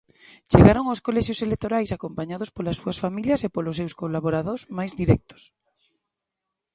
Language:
Galician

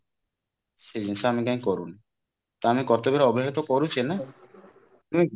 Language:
Odia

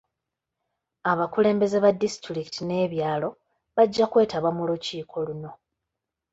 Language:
Ganda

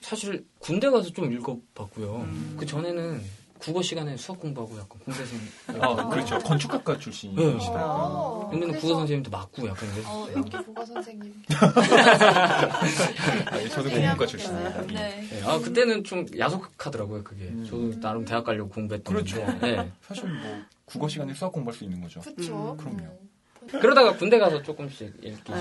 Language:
Korean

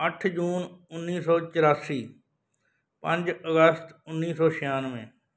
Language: Punjabi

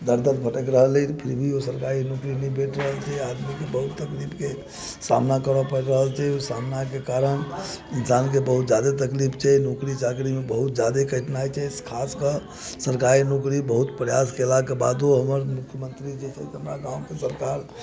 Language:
Maithili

